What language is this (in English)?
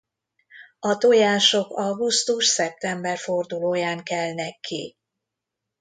Hungarian